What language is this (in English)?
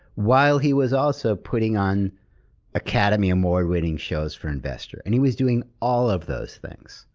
English